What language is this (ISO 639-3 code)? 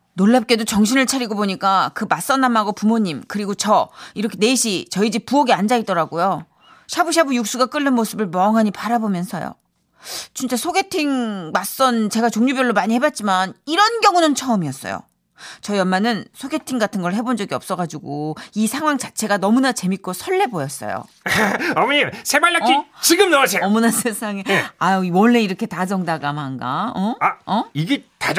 kor